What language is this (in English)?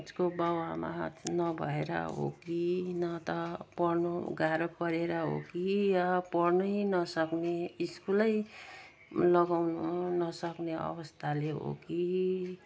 Nepali